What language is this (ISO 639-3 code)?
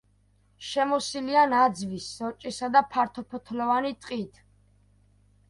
kat